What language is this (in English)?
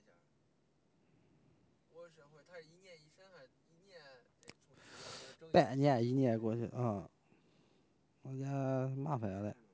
Chinese